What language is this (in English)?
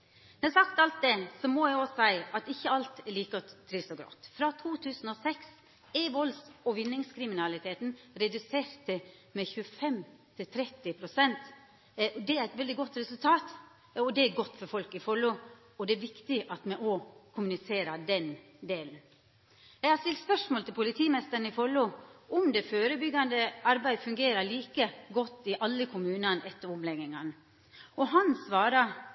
Norwegian Nynorsk